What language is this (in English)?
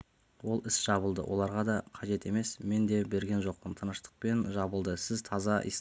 Kazakh